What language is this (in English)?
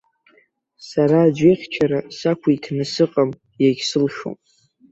Abkhazian